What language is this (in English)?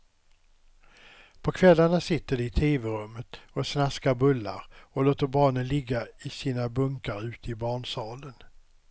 Swedish